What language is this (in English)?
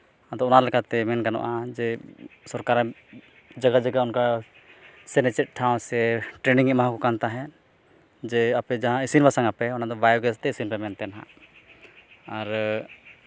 Santali